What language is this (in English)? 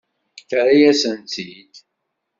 Kabyle